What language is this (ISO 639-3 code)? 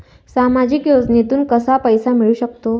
mar